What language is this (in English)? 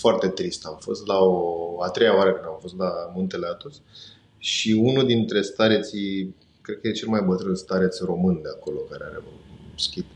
Romanian